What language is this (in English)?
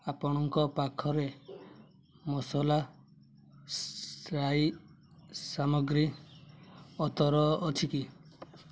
Odia